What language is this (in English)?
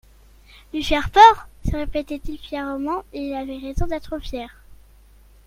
French